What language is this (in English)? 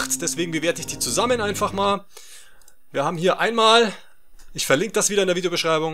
German